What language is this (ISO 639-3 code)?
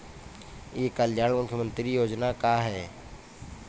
bho